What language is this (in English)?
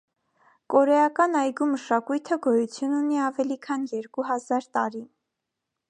Armenian